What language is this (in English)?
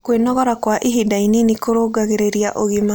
Kikuyu